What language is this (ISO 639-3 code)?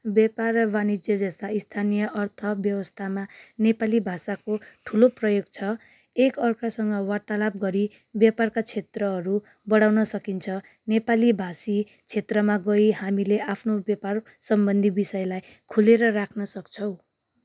nep